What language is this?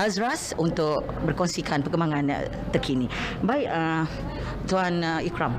Malay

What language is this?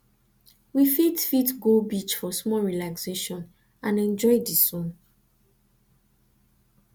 Nigerian Pidgin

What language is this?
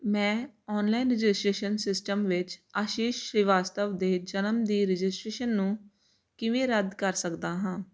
Punjabi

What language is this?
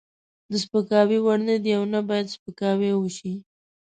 Pashto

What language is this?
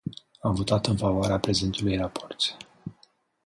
Romanian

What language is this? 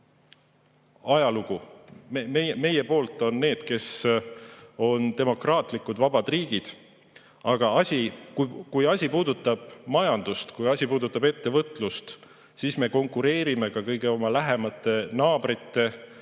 Estonian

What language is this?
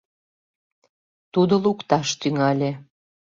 Mari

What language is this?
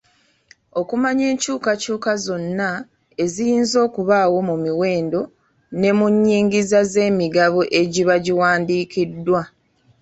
Ganda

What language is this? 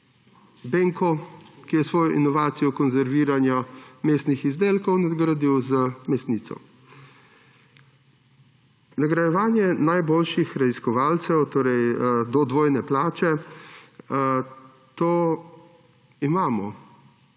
Slovenian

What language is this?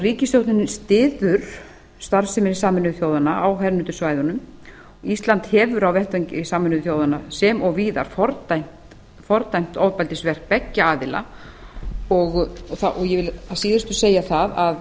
Icelandic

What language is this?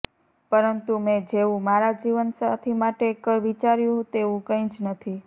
Gujarati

